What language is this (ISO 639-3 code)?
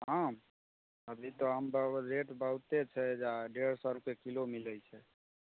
mai